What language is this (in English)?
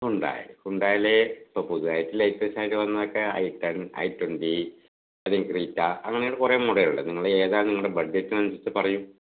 Malayalam